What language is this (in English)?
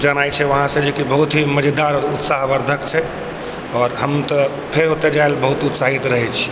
Maithili